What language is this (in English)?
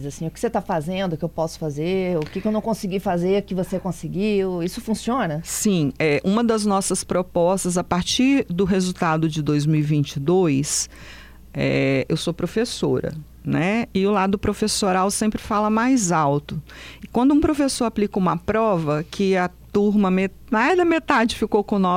Portuguese